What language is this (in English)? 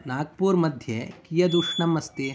Sanskrit